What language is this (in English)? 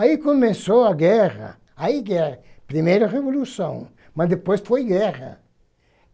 Portuguese